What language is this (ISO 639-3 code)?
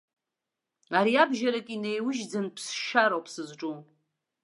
abk